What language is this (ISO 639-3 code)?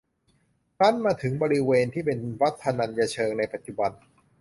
tha